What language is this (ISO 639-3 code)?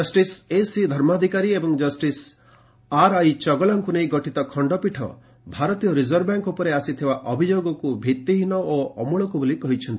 ori